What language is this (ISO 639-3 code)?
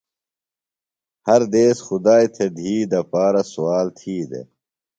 phl